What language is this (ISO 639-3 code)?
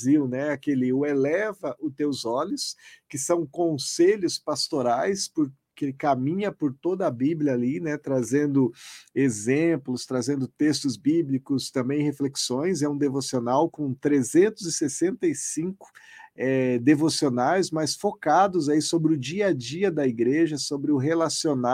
por